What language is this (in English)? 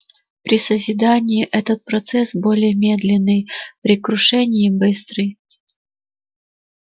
Russian